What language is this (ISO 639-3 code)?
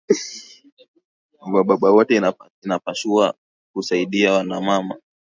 swa